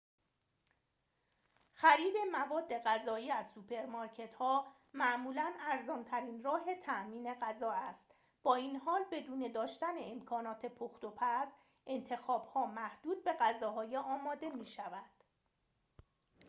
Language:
Persian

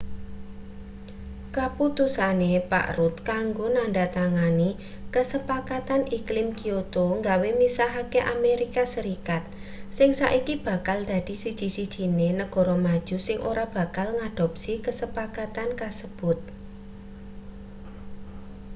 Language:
Javanese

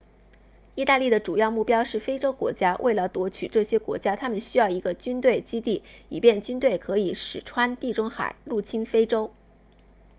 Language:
Chinese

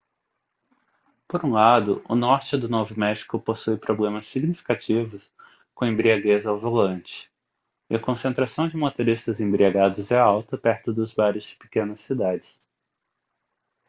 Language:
Portuguese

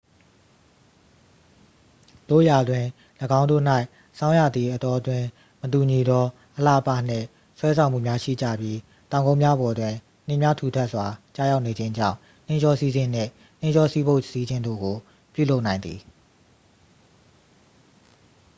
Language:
Burmese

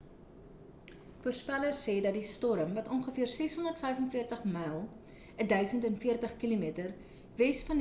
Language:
Afrikaans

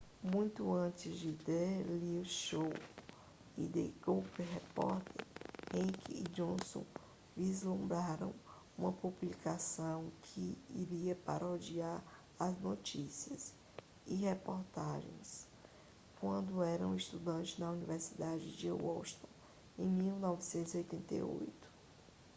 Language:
Portuguese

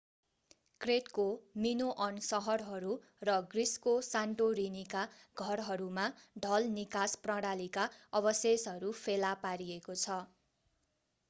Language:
Nepali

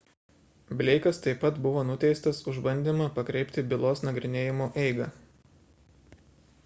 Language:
Lithuanian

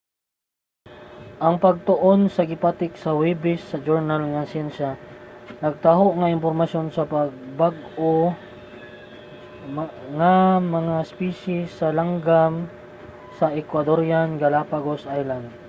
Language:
Cebuano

